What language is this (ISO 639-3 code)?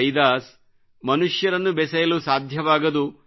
kan